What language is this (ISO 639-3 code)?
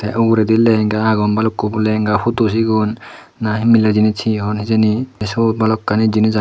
ccp